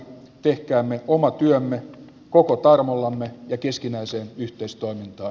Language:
Finnish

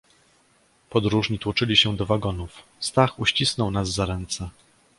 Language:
Polish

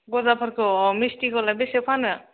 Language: Bodo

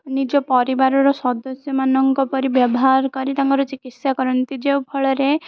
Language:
Odia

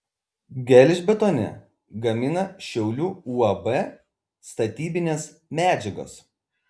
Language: Lithuanian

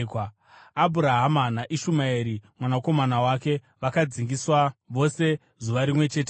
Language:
Shona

